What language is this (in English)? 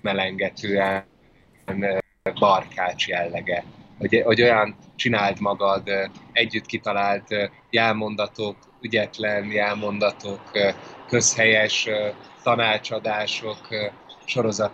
Hungarian